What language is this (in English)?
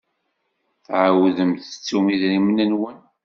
Kabyle